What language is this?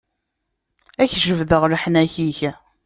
Kabyle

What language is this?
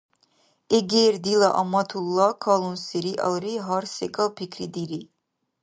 Dargwa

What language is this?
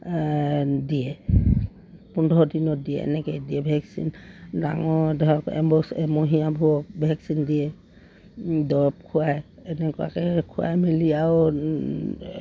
Assamese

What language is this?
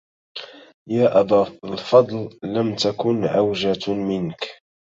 Arabic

